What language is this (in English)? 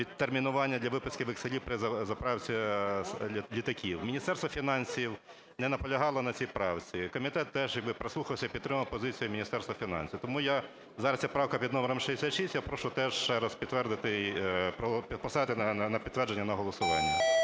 Ukrainian